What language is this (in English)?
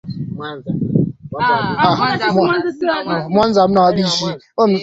Swahili